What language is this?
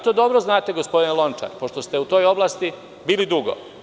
Serbian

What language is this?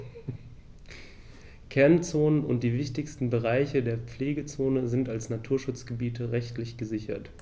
German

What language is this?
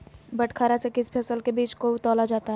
Magahi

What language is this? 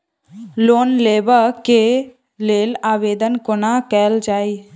Maithili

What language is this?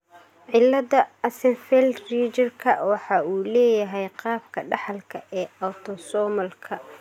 Somali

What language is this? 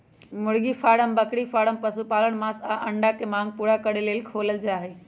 Magahi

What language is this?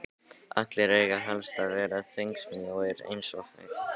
Icelandic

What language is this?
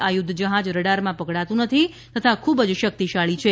Gujarati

